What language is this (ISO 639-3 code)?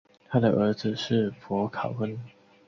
zho